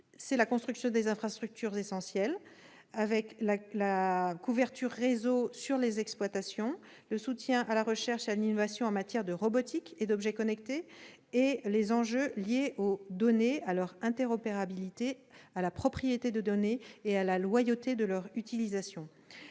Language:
French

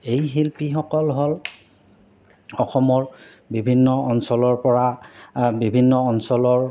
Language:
Assamese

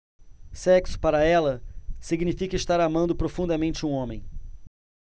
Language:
Portuguese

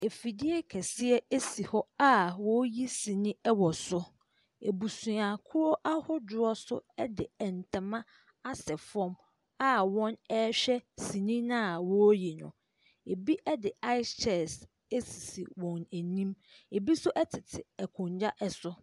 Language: Akan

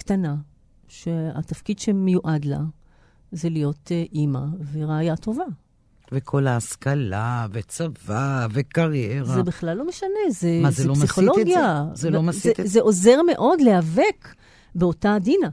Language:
Hebrew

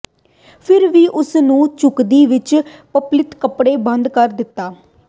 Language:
Punjabi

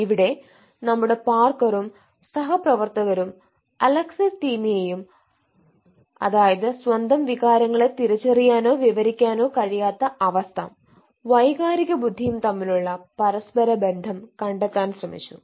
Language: Malayalam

